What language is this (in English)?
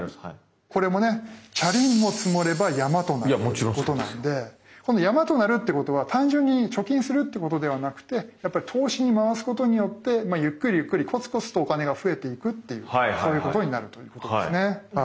Japanese